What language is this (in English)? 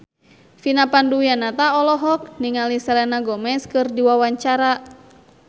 Sundanese